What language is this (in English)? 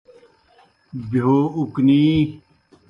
Kohistani Shina